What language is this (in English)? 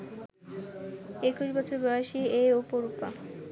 Bangla